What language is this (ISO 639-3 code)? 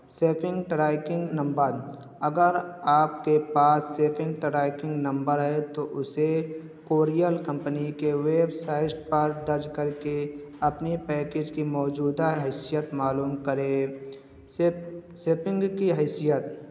urd